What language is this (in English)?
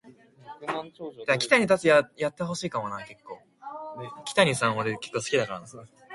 English